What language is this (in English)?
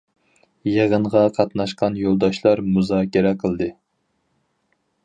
Uyghur